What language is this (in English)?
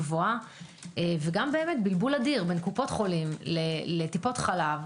Hebrew